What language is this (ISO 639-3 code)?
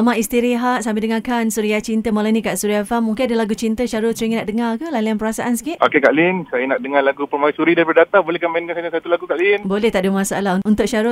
msa